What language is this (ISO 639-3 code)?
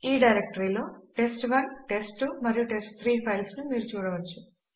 tel